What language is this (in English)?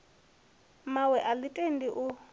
Venda